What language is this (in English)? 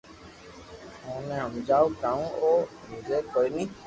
Loarki